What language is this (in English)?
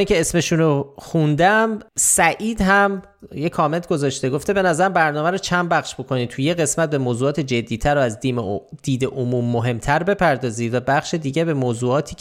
Persian